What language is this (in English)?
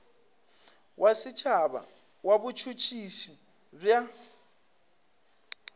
Northern Sotho